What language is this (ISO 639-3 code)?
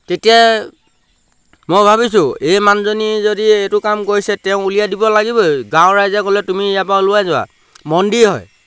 asm